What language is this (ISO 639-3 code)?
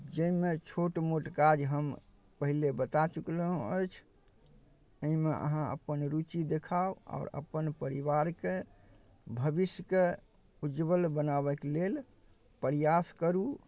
mai